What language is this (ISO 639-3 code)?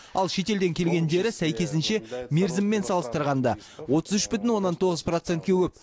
kaz